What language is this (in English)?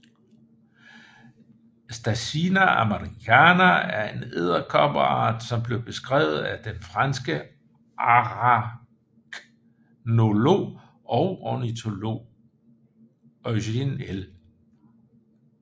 Danish